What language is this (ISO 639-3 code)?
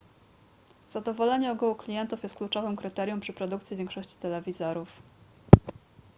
pol